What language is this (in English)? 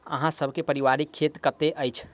Maithili